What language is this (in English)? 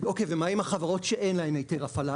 Hebrew